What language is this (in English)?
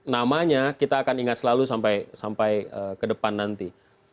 Indonesian